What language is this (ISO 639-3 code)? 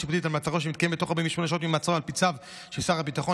heb